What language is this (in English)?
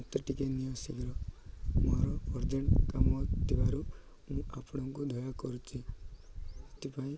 Odia